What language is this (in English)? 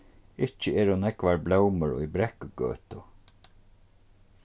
Faroese